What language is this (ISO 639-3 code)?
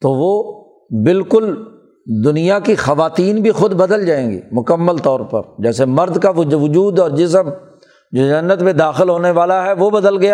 urd